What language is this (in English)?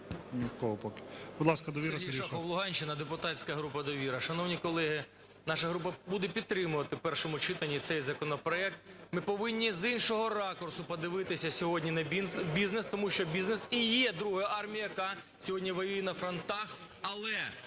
Ukrainian